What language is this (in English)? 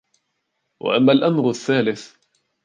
Arabic